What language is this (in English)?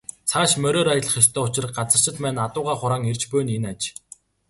Mongolian